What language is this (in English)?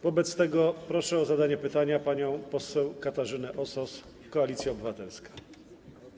Polish